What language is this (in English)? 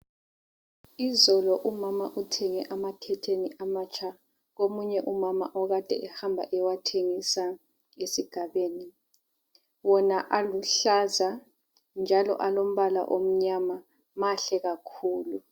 North Ndebele